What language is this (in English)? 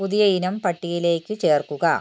Malayalam